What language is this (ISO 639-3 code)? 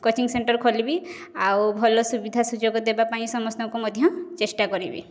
ori